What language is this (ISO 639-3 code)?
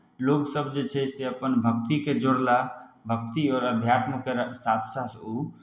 mai